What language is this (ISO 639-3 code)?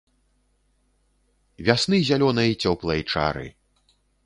bel